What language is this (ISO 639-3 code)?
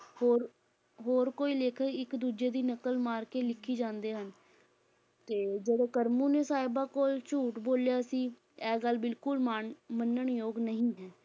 pan